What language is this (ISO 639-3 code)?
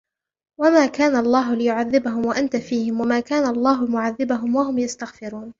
ara